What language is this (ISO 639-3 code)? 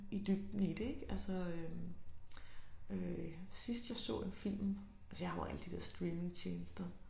dan